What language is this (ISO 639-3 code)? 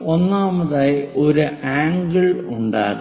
mal